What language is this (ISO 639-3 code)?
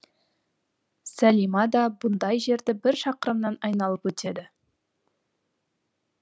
kaz